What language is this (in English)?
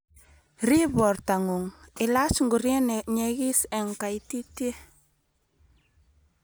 Kalenjin